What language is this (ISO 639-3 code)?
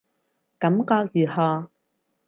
yue